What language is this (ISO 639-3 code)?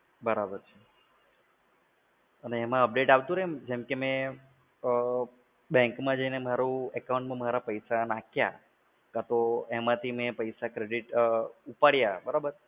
guj